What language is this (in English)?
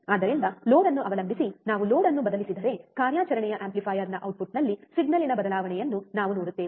Kannada